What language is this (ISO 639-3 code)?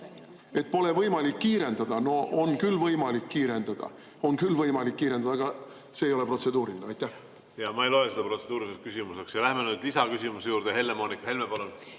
est